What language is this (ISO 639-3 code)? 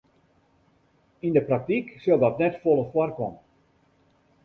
fry